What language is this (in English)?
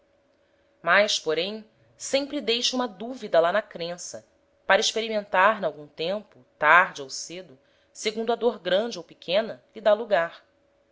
Portuguese